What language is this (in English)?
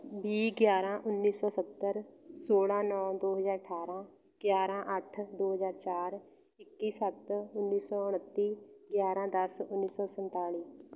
Punjabi